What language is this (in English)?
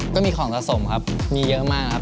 Thai